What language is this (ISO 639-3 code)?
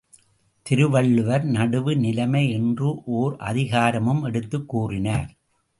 tam